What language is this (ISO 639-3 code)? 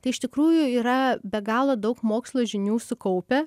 lit